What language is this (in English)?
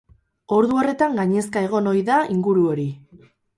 Basque